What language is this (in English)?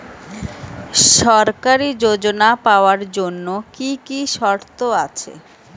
Bangla